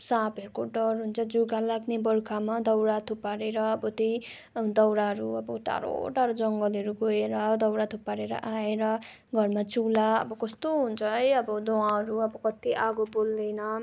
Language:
Nepali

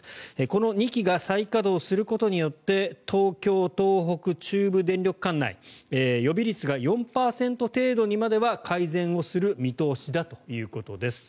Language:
Japanese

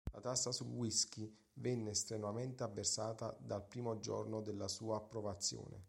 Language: Italian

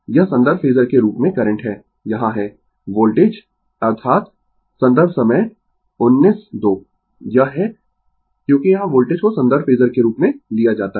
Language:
Hindi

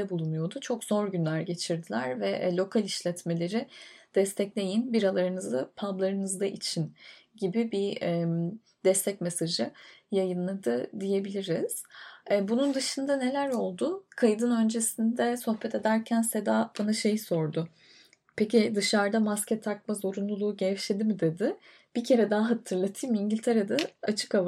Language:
Turkish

